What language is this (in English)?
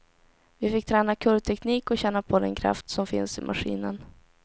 Swedish